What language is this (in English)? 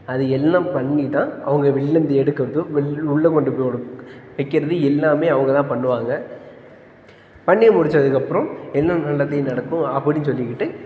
Tamil